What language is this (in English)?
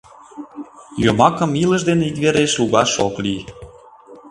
Mari